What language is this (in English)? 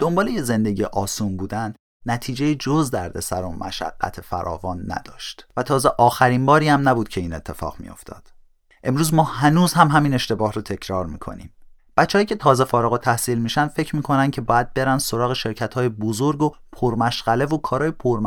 Persian